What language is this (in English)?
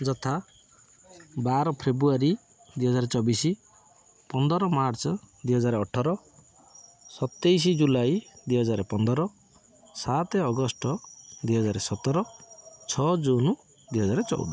Odia